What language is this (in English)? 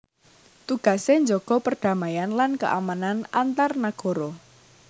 Javanese